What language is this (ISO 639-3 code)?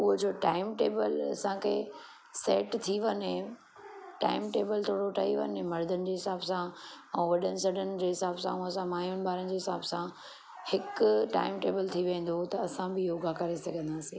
snd